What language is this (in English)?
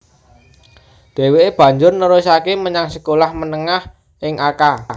Javanese